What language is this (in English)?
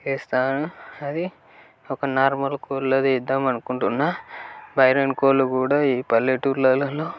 Telugu